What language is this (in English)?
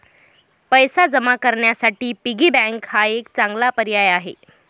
Marathi